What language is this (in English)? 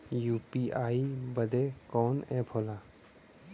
Bhojpuri